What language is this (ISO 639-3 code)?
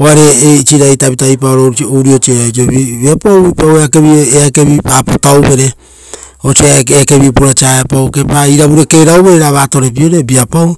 roo